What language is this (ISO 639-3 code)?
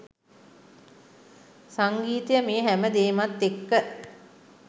sin